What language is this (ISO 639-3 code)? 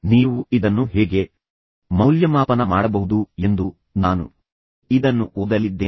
kan